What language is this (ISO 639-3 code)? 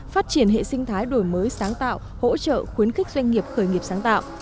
vie